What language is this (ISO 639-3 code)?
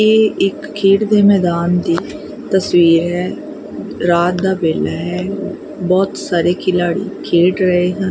pan